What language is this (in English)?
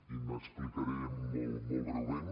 Catalan